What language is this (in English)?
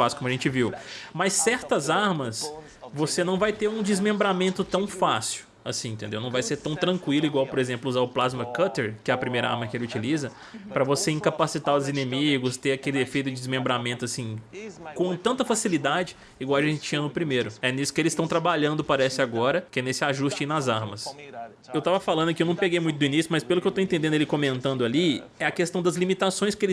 Portuguese